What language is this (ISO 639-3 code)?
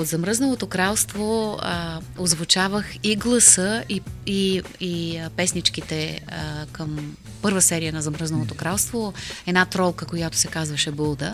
bul